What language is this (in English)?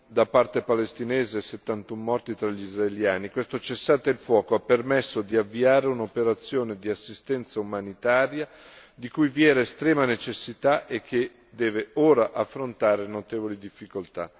Italian